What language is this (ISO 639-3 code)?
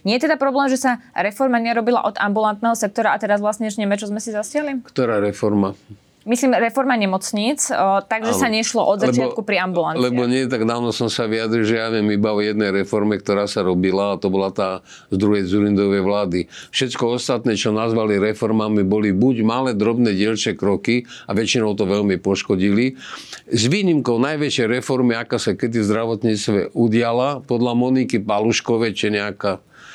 slk